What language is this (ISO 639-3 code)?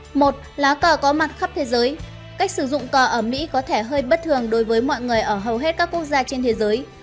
vie